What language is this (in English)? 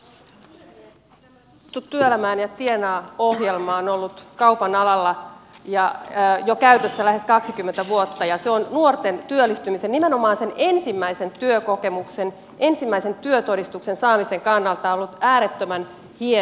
Finnish